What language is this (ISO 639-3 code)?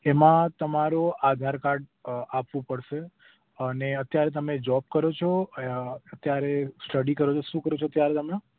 guj